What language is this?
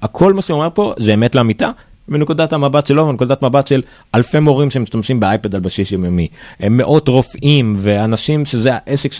Hebrew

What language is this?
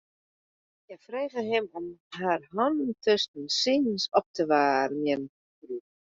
Western Frisian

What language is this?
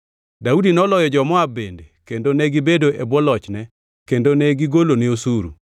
Luo (Kenya and Tanzania)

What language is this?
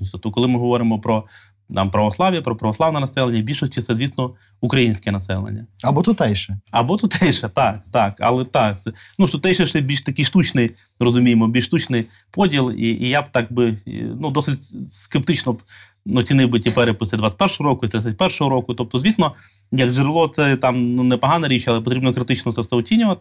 Ukrainian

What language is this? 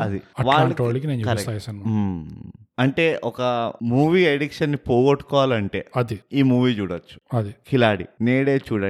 Telugu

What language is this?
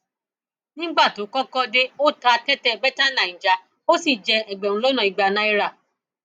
Yoruba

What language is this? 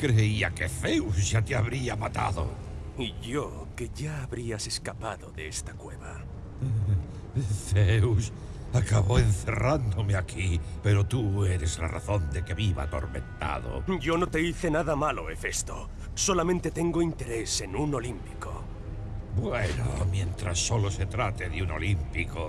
Spanish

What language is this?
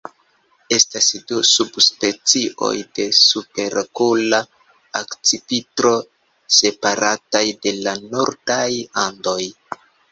Esperanto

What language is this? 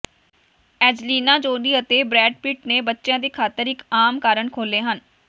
Punjabi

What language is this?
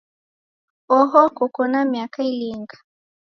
Taita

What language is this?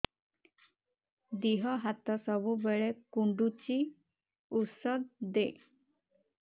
Odia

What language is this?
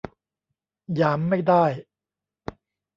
Thai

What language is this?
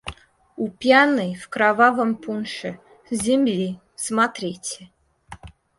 Russian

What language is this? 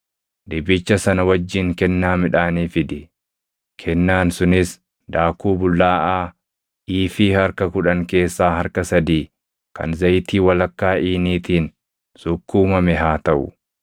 Oromo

